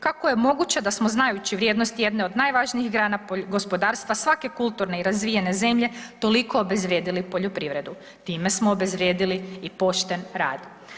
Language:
Croatian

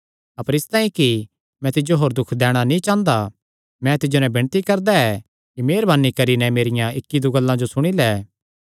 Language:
Kangri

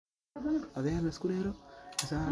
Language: Somali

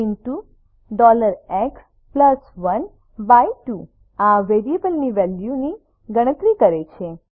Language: Gujarati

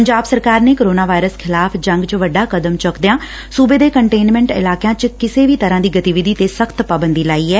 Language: Punjabi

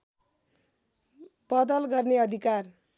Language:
Nepali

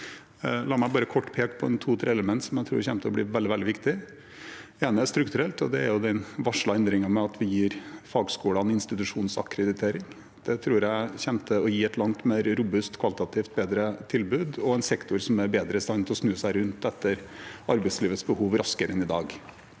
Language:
Norwegian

